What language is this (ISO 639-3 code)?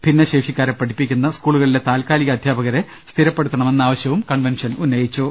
mal